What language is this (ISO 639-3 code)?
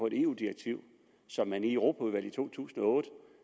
dan